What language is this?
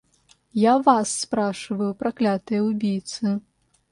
Russian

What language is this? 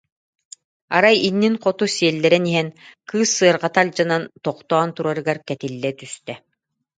Yakut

